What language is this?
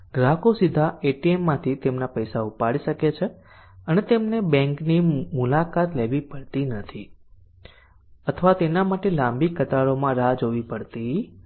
Gujarati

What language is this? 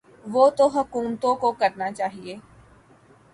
Urdu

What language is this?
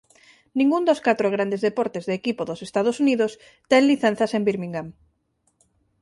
Galician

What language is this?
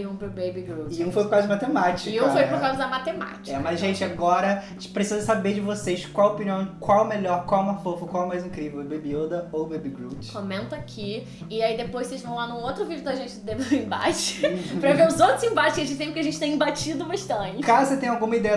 Portuguese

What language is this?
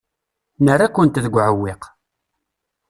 Kabyle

